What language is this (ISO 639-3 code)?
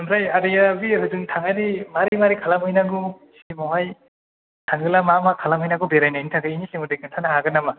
brx